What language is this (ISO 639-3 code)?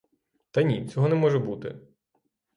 ukr